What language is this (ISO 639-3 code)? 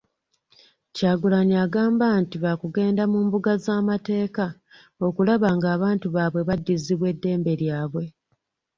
lug